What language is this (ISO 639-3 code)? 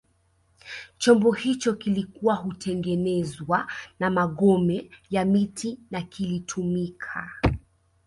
swa